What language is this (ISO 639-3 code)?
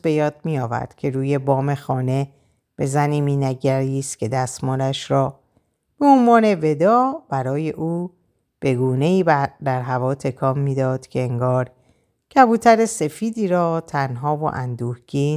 fas